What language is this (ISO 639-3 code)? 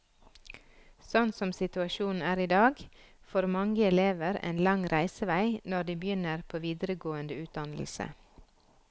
nor